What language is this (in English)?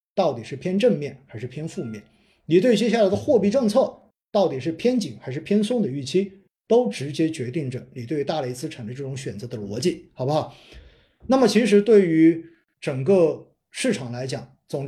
Chinese